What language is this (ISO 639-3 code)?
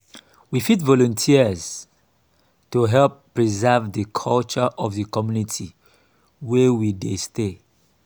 pcm